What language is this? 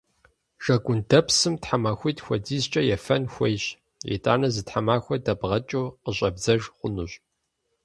Kabardian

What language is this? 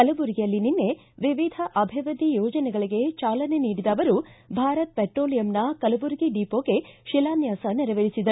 Kannada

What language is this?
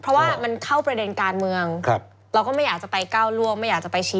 Thai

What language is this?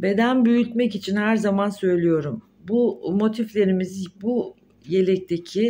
Turkish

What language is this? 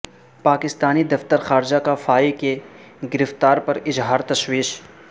Urdu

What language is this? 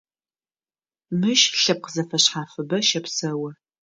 Adyghe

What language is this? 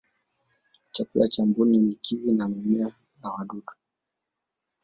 Swahili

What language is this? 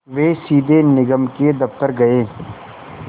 Hindi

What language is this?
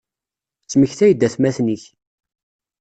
Kabyle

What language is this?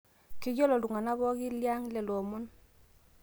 Masai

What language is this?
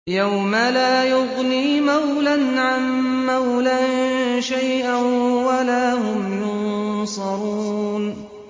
Arabic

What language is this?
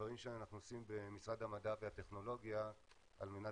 Hebrew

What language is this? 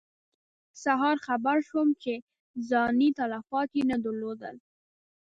Pashto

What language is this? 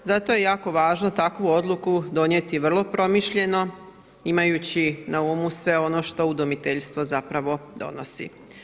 Croatian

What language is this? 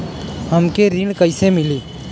Bhojpuri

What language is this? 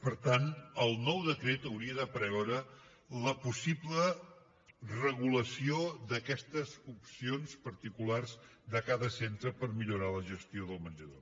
Catalan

